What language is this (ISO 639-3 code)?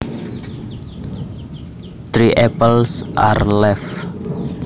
jav